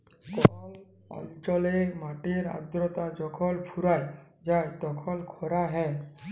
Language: Bangla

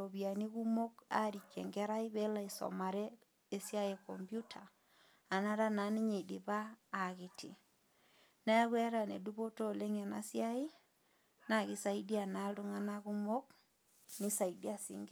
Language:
Masai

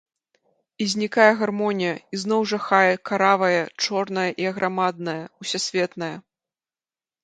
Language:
Belarusian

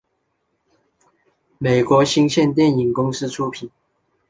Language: Chinese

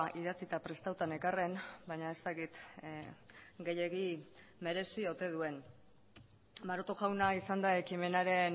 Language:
Basque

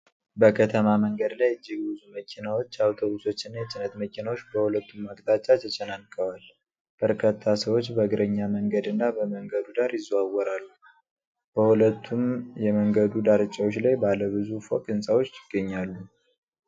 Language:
Amharic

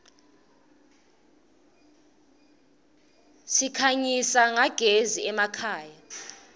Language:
Swati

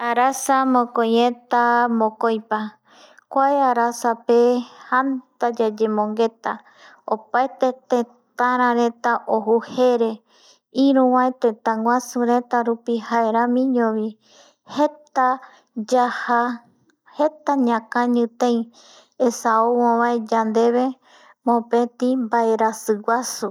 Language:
Eastern Bolivian Guaraní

